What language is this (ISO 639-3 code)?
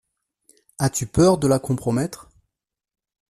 fra